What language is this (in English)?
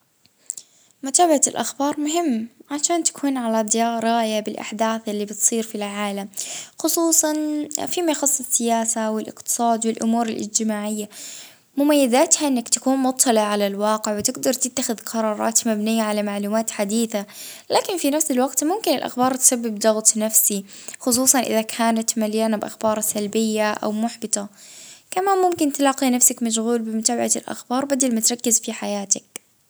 Libyan Arabic